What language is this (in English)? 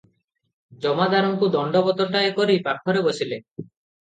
Odia